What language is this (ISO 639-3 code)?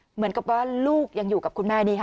tha